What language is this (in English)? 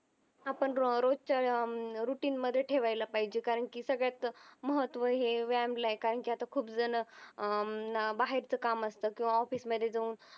Marathi